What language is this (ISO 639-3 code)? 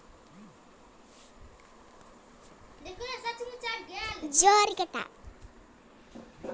mai